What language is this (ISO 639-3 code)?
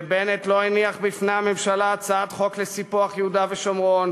heb